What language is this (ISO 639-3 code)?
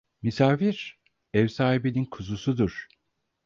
tur